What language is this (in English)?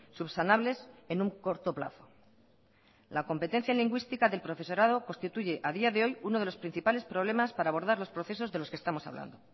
Spanish